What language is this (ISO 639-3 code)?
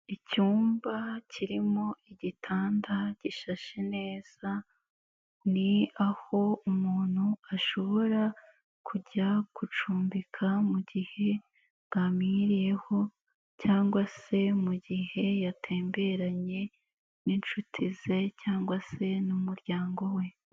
kin